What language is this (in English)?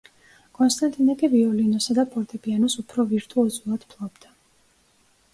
Georgian